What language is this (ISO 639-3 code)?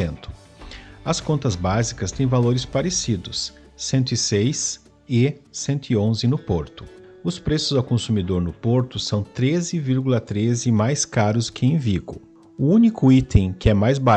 por